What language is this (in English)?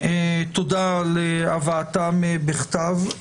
Hebrew